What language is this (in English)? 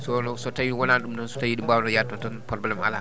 Fula